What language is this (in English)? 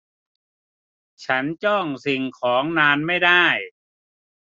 Thai